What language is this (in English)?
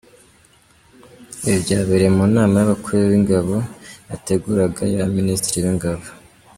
Kinyarwanda